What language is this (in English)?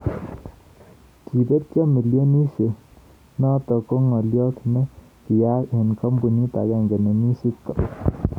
Kalenjin